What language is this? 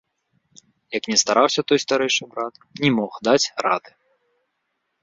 Belarusian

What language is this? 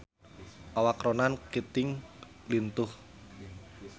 Sundanese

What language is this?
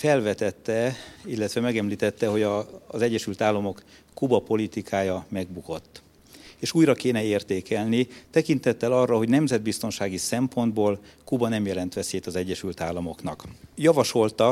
Hungarian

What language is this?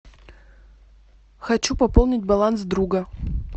Russian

